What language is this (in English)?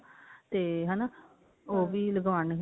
Punjabi